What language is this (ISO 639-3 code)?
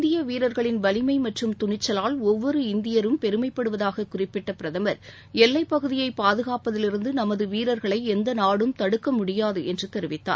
tam